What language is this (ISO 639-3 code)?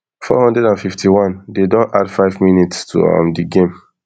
pcm